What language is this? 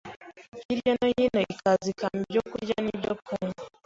Kinyarwanda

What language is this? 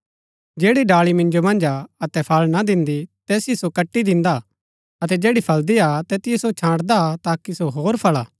Gaddi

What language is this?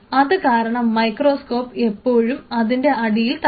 Malayalam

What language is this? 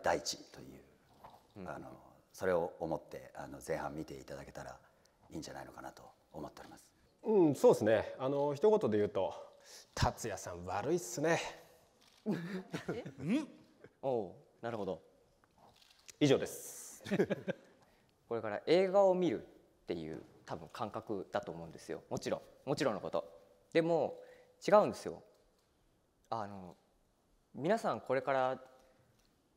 Japanese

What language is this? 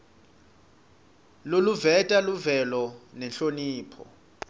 Swati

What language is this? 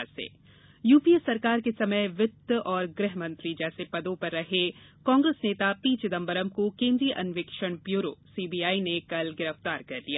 Hindi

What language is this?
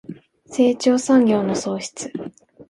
Japanese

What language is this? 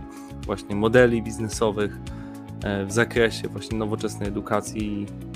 Polish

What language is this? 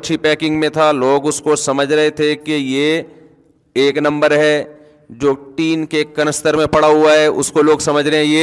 Urdu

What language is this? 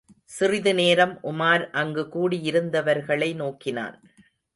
Tamil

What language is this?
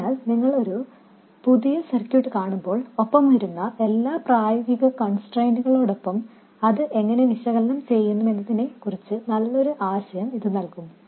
Malayalam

